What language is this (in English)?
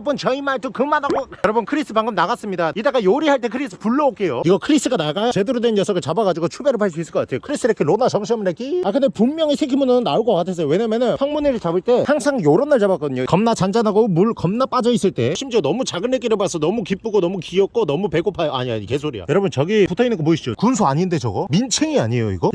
Korean